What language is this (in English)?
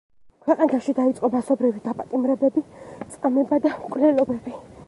Georgian